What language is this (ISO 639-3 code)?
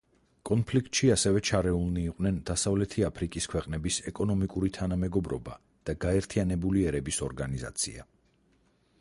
kat